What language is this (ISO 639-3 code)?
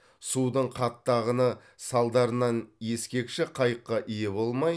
kaz